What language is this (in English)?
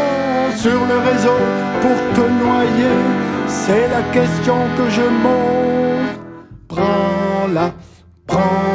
French